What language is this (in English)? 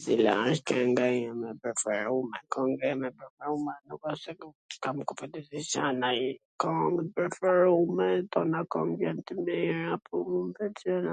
Gheg Albanian